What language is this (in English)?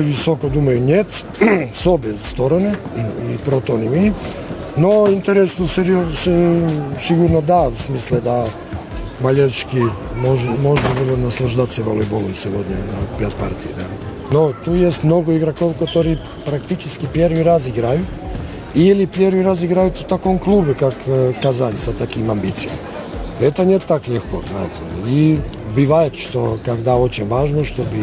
Russian